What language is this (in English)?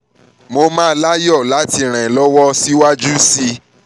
Yoruba